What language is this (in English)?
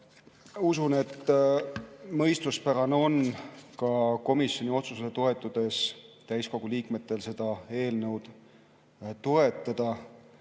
Estonian